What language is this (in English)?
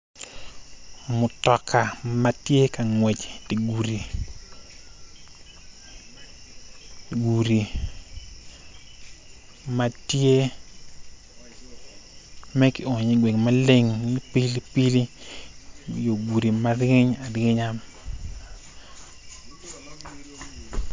Acoli